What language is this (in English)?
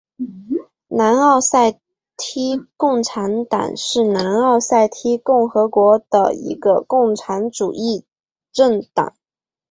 Chinese